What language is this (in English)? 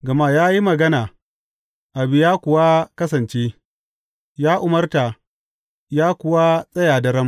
Hausa